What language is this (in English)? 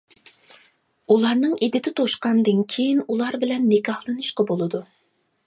Uyghur